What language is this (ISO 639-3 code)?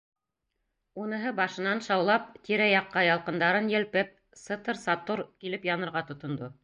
bak